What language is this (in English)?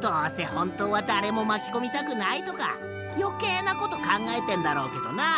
Japanese